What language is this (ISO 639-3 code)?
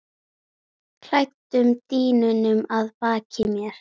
isl